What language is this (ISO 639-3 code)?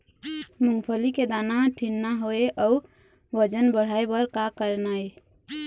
hne